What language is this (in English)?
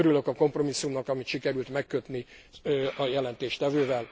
Hungarian